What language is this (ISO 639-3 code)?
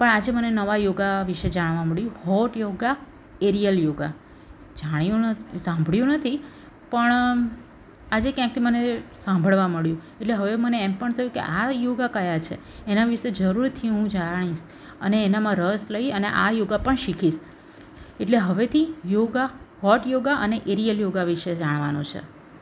guj